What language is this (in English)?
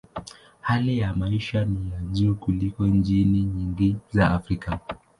Swahili